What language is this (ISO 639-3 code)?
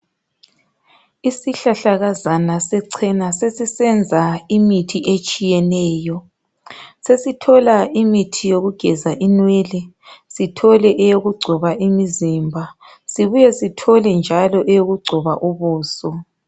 nde